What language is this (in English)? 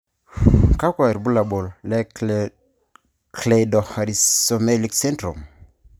Masai